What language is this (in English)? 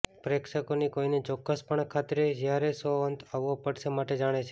Gujarati